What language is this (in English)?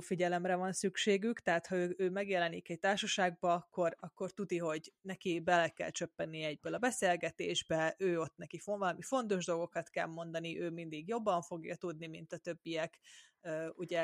Hungarian